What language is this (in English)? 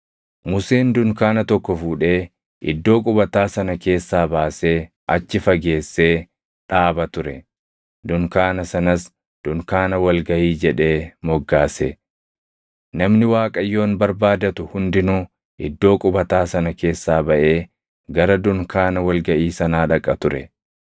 Oromo